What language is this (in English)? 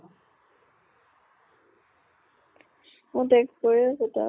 Assamese